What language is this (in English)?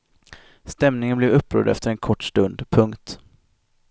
Swedish